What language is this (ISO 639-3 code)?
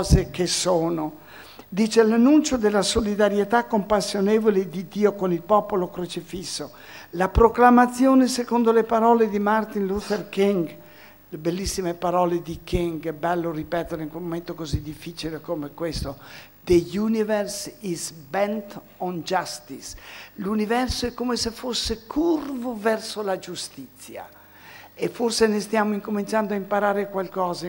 ita